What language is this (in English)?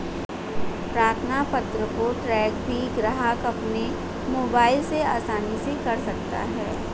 Hindi